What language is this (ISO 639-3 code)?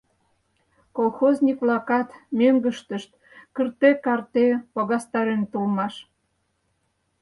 chm